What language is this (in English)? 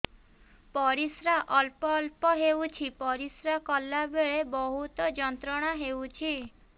Odia